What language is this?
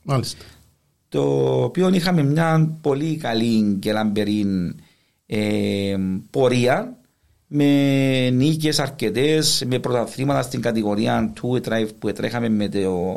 Greek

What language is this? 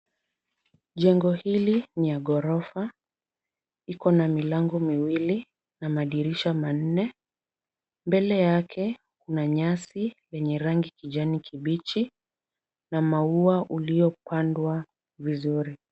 Swahili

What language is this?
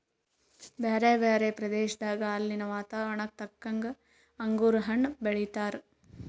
Kannada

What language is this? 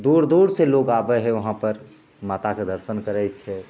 Maithili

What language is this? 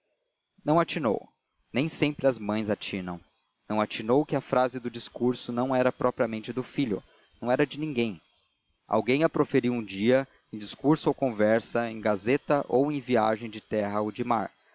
Portuguese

